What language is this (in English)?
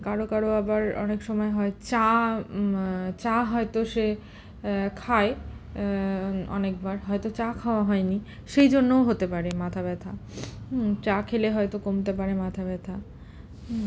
Bangla